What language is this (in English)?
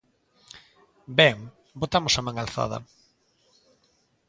Galician